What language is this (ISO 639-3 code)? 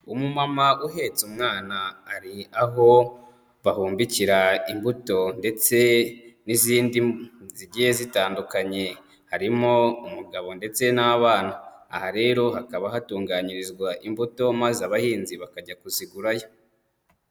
kin